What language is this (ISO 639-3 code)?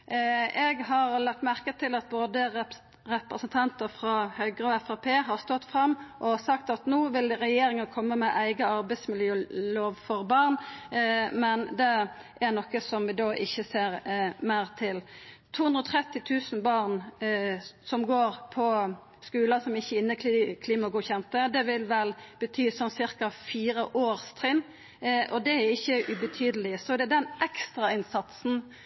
nno